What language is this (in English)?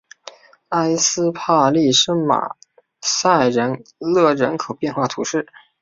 Chinese